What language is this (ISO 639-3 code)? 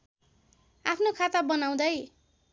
nep